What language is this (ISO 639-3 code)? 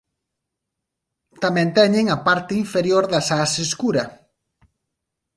glg